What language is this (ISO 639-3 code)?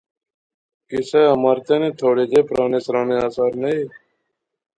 phr